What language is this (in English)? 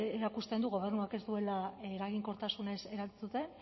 Basque